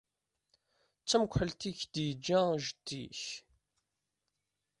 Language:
Kabyle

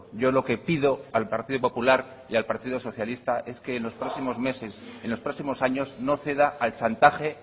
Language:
Spanish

